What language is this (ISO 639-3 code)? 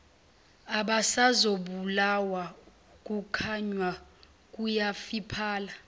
zul